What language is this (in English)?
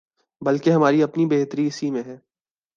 Urdu